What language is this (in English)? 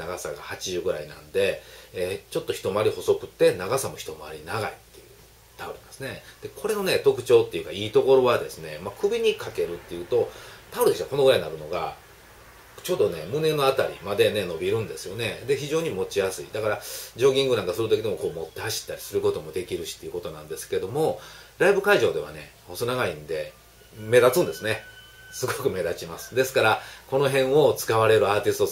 Japanese